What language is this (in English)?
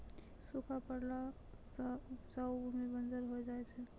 Maithili